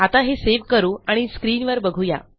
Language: Marathi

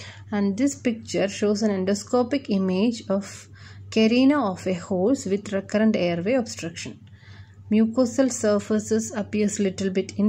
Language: English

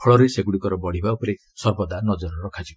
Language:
Odia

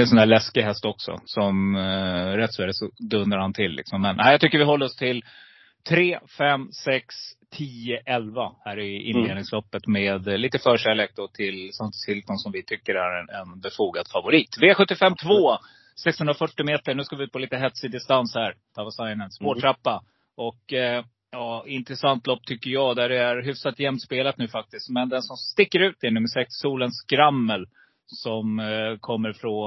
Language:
Swedish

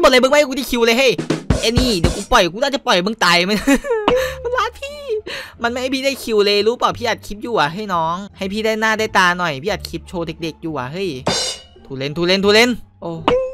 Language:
Thai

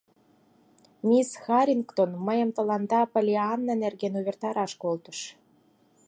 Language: Mari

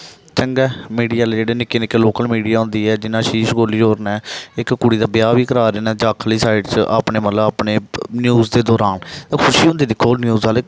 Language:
Dogri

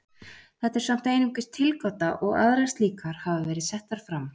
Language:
Icelandic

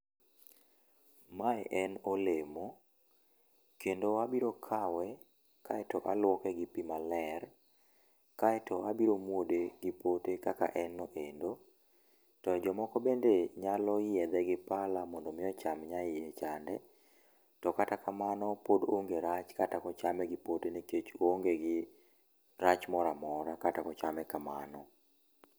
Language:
Luo (Kenya and Tanzania)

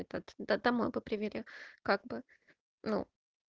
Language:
Russian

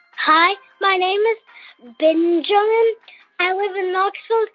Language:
English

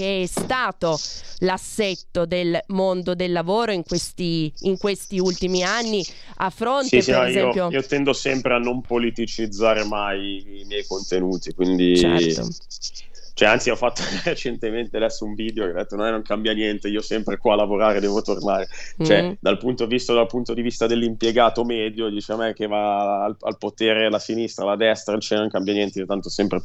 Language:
Italian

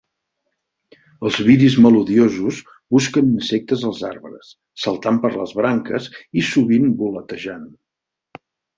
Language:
Catalan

